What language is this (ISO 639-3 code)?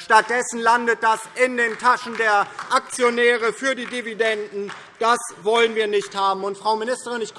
deu